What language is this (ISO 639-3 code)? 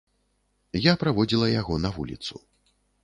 bel